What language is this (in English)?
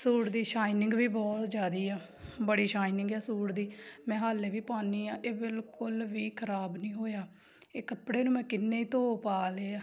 Punjabi